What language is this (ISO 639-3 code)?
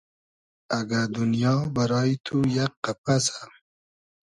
haz